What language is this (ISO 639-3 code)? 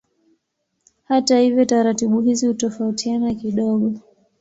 swa